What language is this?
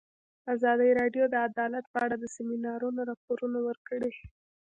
Pashto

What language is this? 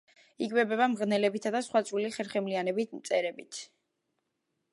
Georgian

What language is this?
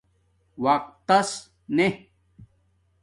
Domaaki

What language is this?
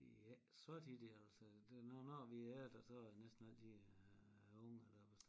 Danish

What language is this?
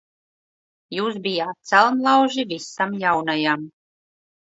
Latvian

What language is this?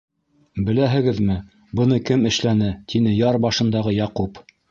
Bashkir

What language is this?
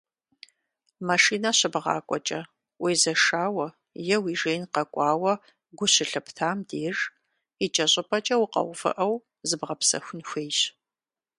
Kabardian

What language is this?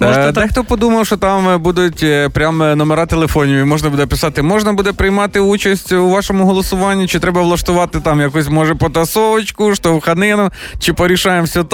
Ukrainian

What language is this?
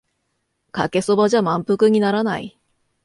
Japanese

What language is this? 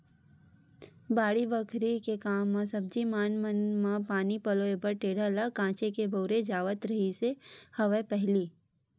Chhattisgarhi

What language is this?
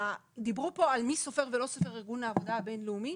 Hebrew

